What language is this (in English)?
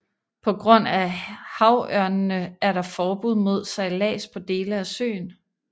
Danish